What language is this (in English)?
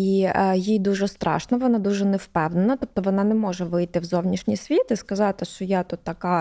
Ukrainian